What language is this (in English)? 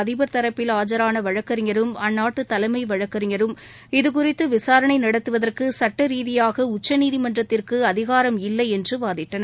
Tamil